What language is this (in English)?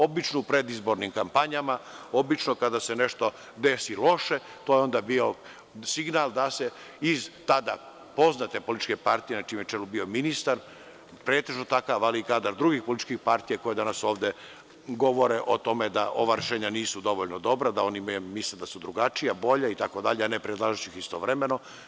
Serbian